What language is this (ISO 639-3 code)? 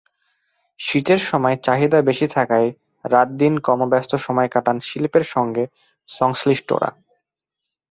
ben